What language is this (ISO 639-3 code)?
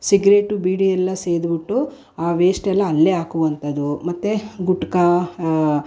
kan